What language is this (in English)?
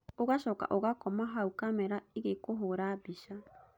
Kikuyu